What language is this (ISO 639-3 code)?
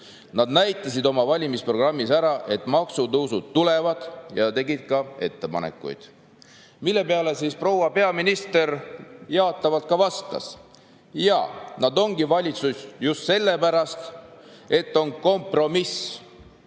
est